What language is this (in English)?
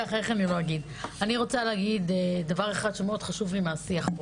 Hebrew